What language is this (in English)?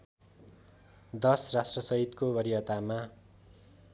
Nepali